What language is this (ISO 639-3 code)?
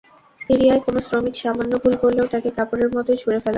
ben